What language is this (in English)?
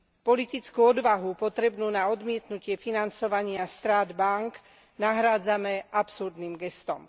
Slovak